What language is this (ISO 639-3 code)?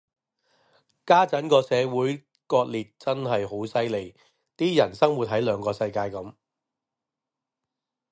yue